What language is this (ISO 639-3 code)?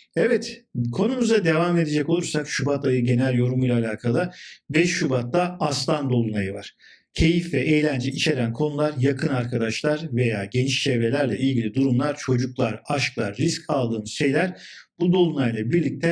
tur